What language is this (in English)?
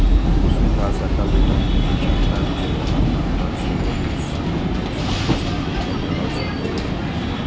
Maithili